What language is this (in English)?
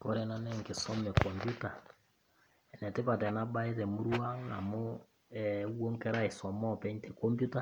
Masai